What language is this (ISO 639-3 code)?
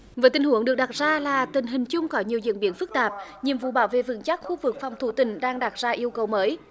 vie